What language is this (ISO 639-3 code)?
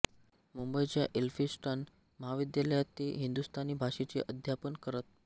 mar